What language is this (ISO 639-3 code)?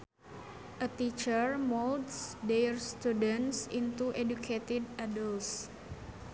sun